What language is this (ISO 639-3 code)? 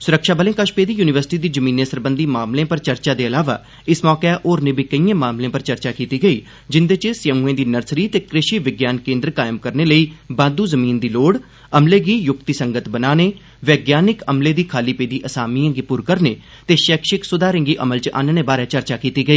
doi